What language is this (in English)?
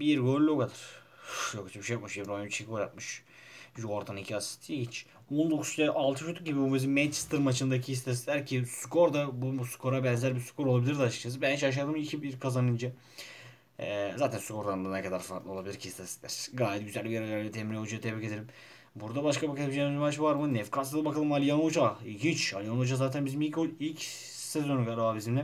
Turkish